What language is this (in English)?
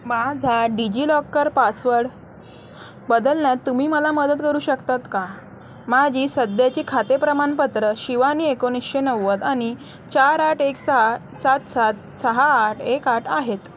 Marathi